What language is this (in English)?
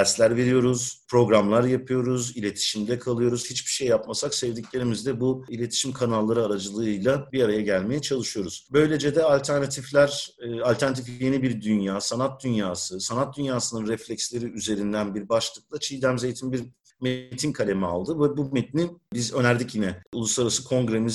Turkish